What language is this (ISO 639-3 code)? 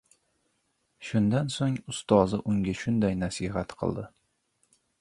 uzb